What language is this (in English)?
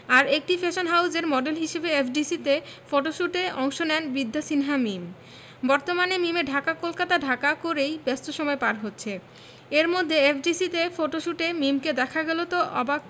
Bangla